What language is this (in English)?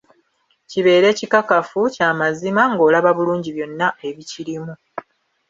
Ganda